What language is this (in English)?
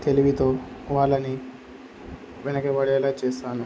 Telugu